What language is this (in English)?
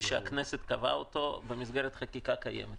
Hebrew